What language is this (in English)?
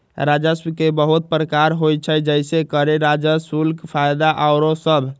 Magahi